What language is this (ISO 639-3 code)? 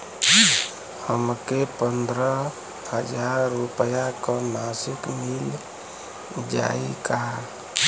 bho